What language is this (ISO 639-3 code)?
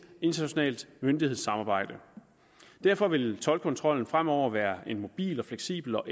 dan